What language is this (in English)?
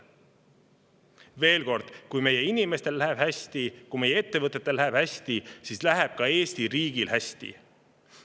Estonian